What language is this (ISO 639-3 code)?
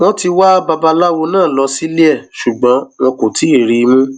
yor